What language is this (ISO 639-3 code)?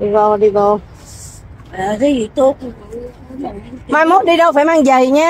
vie